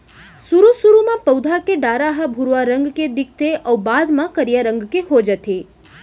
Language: Chhattisgarhi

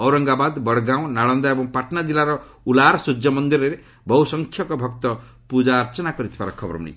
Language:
Odia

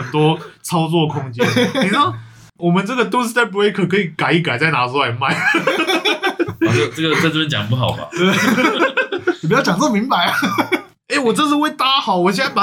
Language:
Chinese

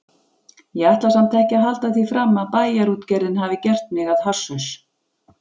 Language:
Icelandic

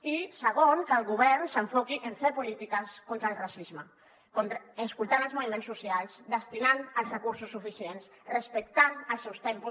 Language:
Catalan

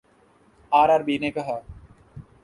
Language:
Urdu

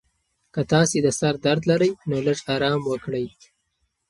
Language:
Pashto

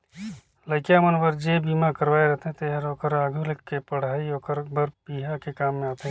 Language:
Chhattisgarhi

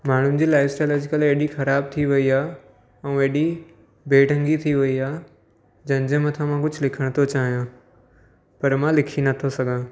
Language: Sindhi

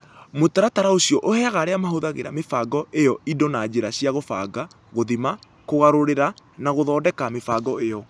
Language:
Kikuyu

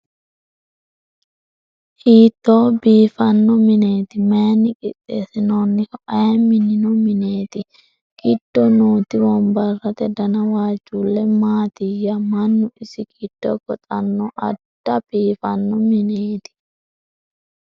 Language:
Sidamo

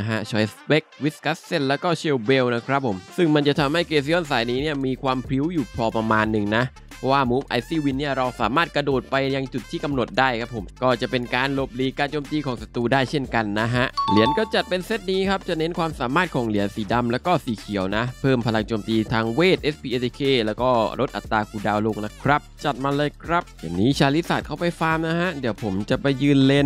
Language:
Thai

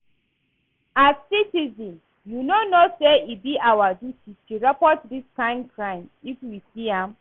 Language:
Nigerian Pidgin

